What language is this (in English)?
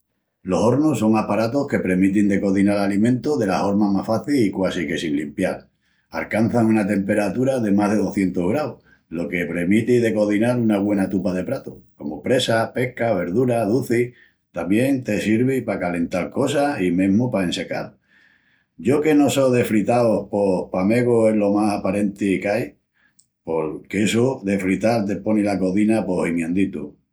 Extremaduran